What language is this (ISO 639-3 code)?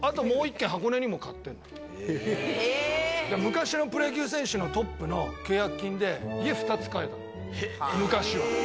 jpn